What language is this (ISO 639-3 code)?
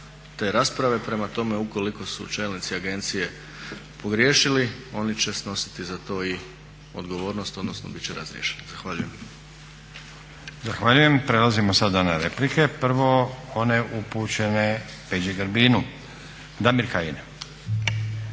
hrv